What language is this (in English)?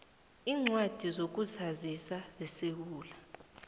South Ndebele